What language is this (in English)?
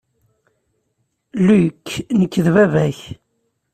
Kabyle